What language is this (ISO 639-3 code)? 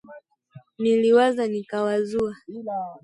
swa